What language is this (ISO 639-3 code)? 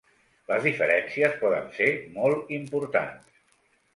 cat